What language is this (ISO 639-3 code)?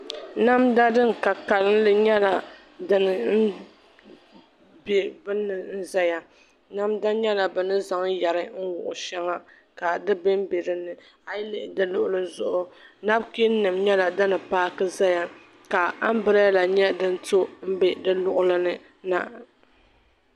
dag